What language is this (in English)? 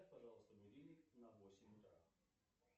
Russian